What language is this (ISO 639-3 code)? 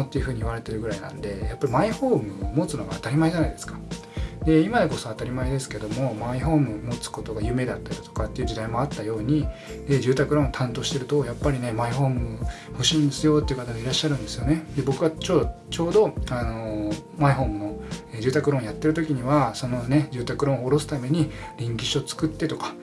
jpn